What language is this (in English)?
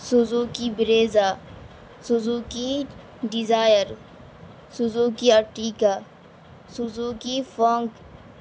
Urdu